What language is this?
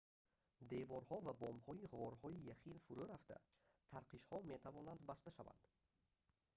Tajik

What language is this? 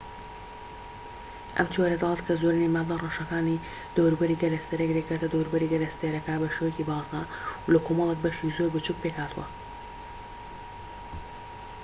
Central Kurdish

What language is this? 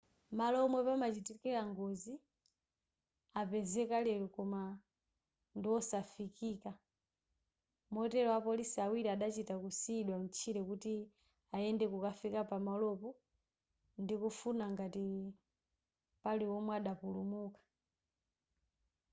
Nyanja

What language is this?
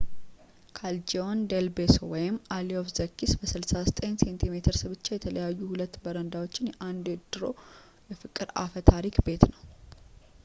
Amharic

